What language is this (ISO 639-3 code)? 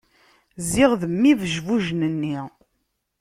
kab